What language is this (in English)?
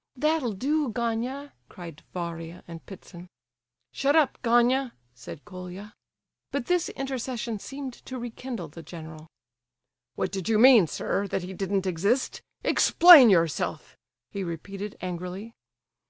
English